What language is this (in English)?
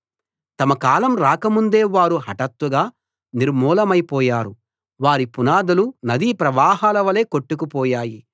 Telugu